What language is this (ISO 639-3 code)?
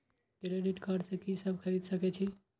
mai